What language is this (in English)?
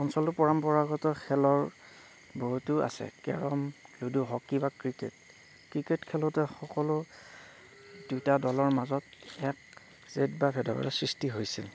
Assamese